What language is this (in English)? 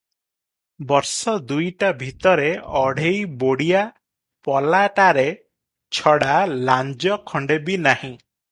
Odia